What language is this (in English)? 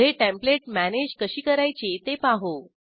Marathi